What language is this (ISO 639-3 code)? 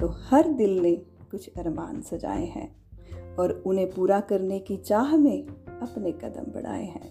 hin